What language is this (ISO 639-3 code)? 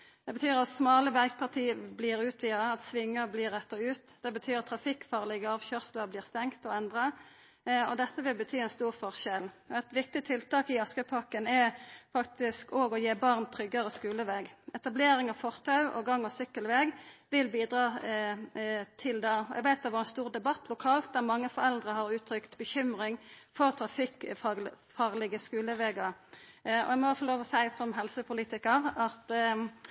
nno